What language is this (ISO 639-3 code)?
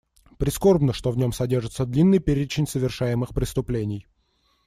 rus